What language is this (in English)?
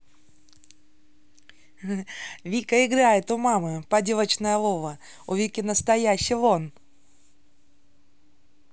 Russian